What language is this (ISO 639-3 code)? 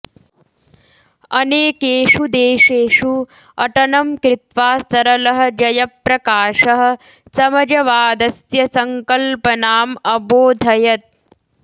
san